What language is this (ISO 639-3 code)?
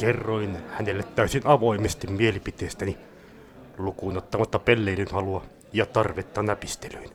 fin